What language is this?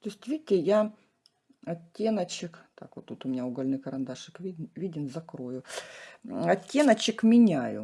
Russian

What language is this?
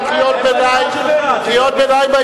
Hebrew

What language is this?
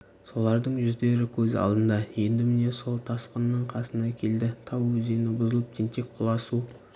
Kazakh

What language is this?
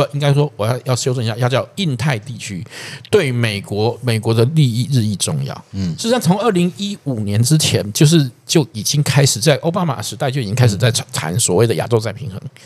Chinese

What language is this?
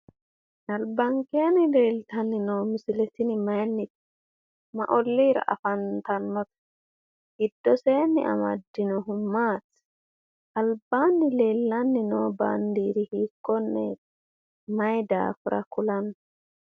Sidamo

